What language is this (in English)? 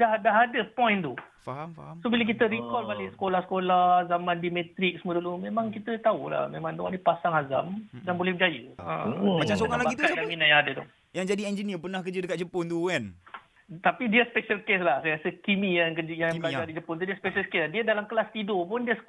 Malay